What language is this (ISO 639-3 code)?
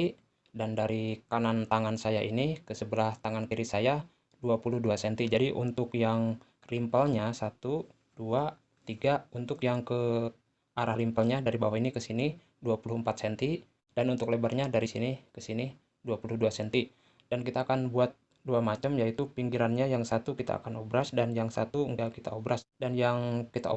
ind